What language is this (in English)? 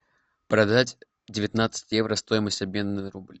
Russian